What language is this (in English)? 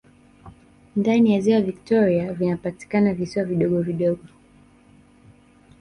Swahili